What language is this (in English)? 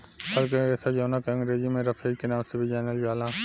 Bhojpuri